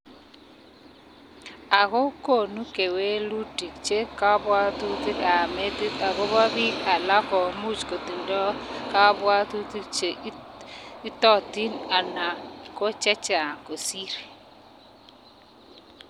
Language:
Kalenjin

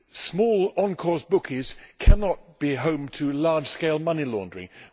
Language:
English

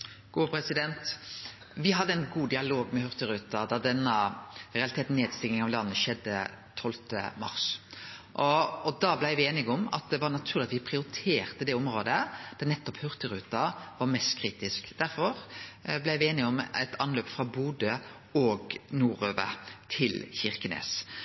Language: Norwegian Nynorsk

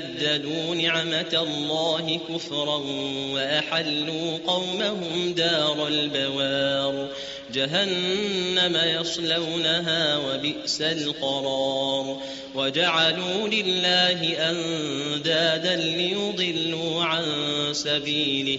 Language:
Arabic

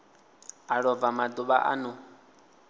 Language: Venda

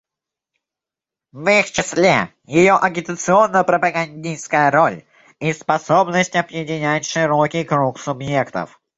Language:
Russian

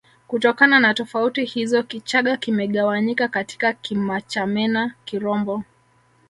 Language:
Swahili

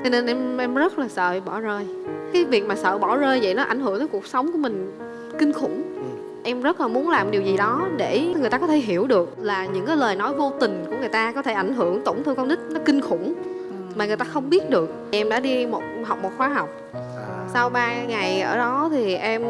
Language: Vietnamese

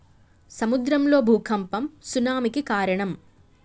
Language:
Telugu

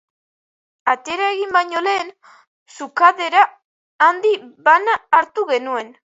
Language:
Basque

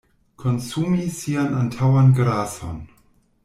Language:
Esperanto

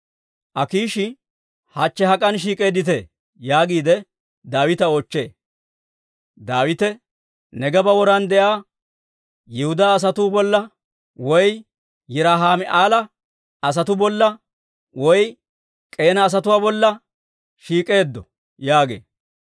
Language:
Dawro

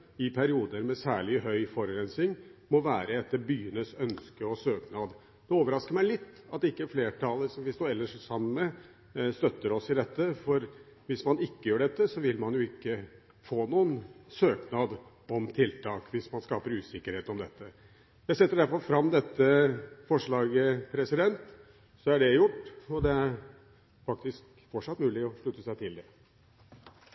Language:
Norwegian Bokmål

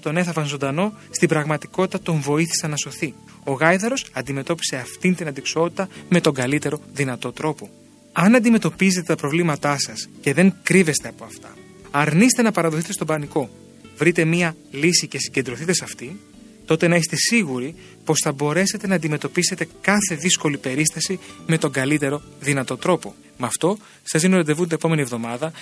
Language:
Greek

